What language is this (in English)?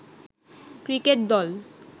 Bangla